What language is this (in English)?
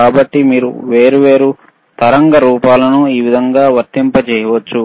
Telugu